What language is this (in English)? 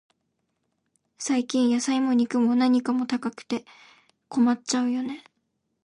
Japanese